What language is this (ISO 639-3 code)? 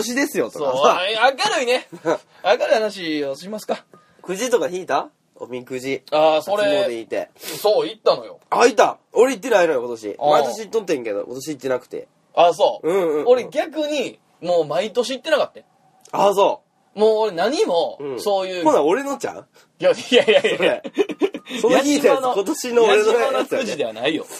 jpn